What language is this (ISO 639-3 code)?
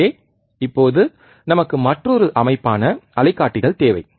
tam